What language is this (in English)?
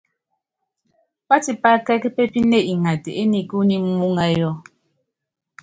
Yangben